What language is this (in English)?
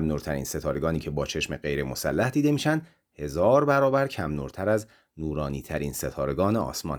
Persian